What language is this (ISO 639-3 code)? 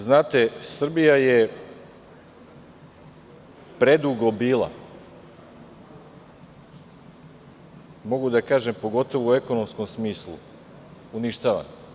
srp